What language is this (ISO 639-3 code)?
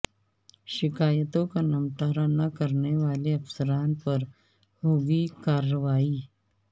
urd